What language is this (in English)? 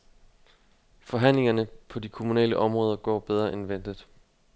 Danish